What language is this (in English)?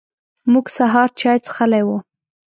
Pashto